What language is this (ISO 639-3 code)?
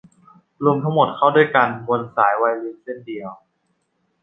tha